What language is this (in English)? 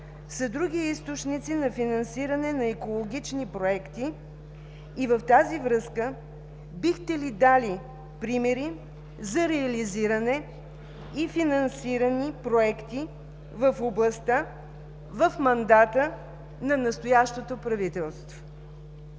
Bulgarian